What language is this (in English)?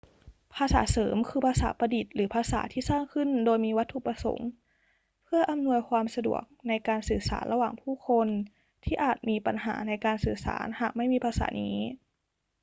Thai